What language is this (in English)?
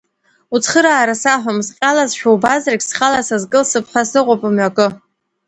Abkhazian